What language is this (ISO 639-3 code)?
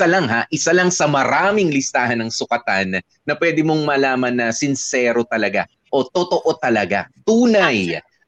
fil